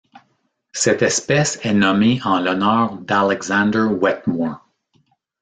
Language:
French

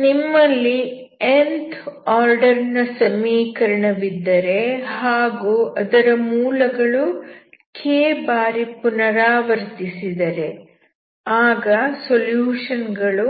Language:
Kannada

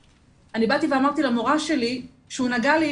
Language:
Hebrew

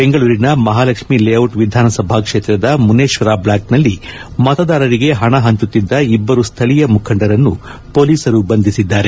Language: Kannada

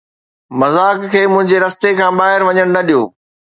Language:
Sindhi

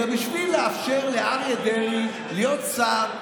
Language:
Hebrew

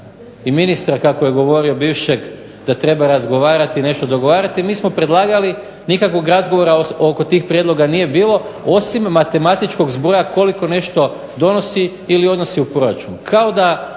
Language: Croatian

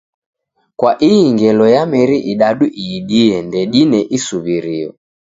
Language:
Taita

